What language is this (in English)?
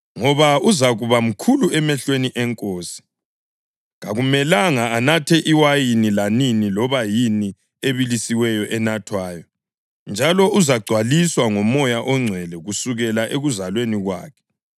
North Ndebele